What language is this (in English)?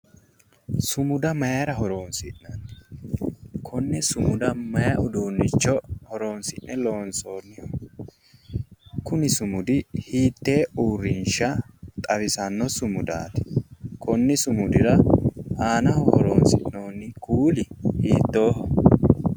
Sidamo